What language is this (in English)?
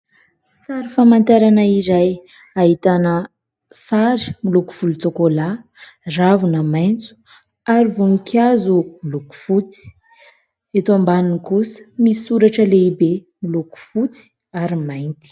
Malagasy